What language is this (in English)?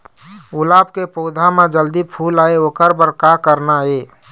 Chhattisgarhi